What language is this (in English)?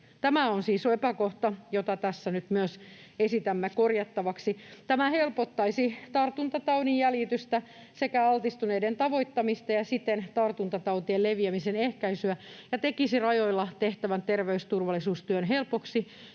Finnish